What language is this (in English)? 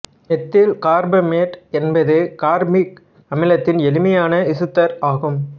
Tamil